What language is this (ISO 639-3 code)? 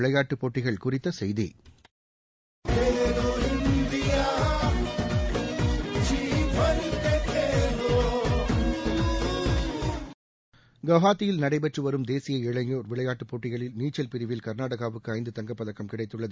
tam